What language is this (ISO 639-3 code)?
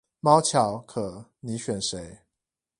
zho